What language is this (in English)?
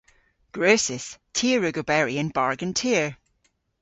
Cornish